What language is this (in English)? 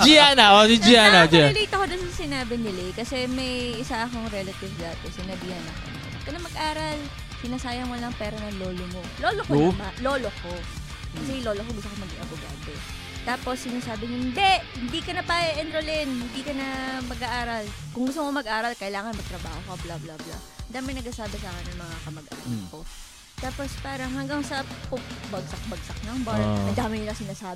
Filipino